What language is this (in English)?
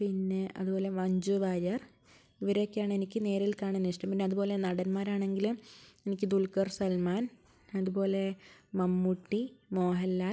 Malayalam